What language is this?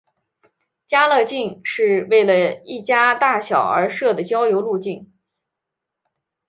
Chinese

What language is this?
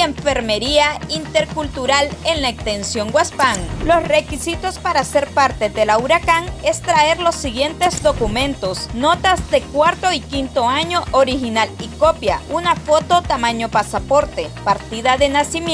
Spanish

